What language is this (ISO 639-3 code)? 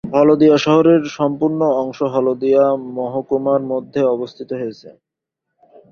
ben